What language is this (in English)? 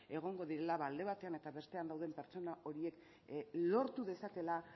Basque